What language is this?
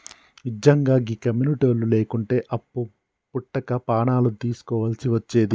Telugu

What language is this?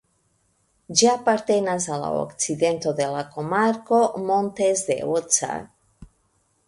Esperanto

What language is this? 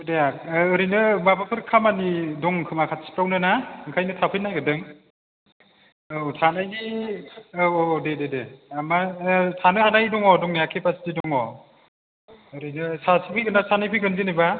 Bodo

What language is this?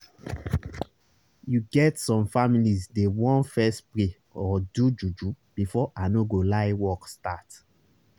Nigerian Pidgin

